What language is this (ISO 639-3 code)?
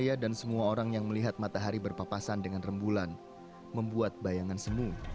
ind